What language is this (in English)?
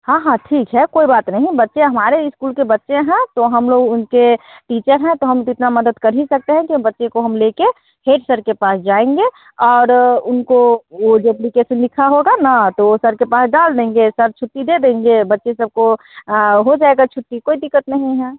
Hindi